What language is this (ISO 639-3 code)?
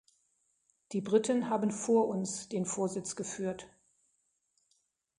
deu